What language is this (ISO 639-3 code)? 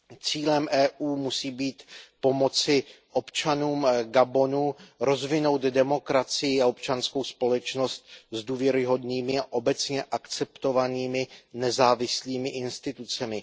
ces